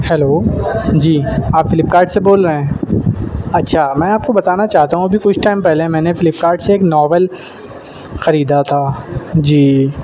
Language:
Urdu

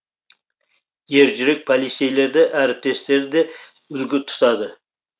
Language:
Kazakh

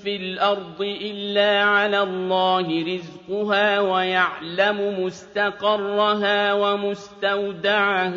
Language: Arabic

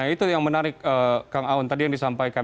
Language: Indonesian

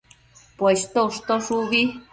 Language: Matsés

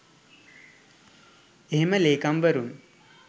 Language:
Sinhala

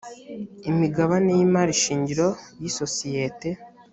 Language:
Kinyarwanda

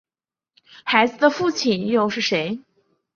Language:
Chinese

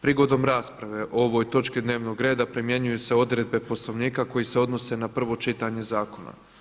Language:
Croatian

